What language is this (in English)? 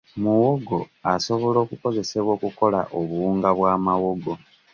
Ganda